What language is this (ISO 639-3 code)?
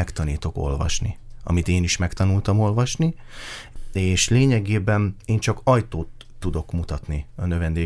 hun